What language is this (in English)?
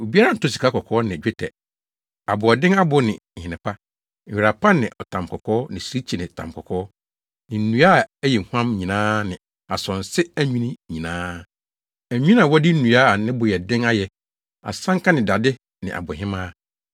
Akan